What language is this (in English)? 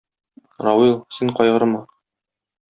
Tatar